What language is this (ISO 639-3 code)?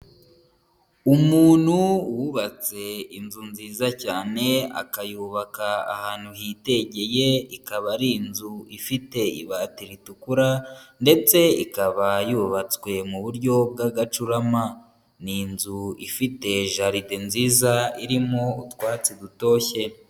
kin